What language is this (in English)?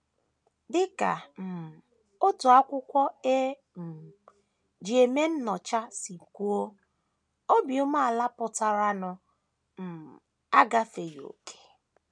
Igbo